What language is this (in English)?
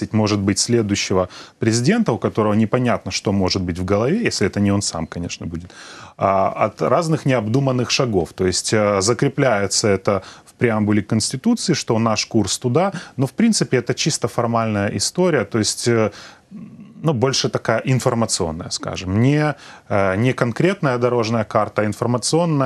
Russian